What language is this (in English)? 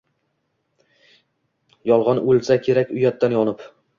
Uzbek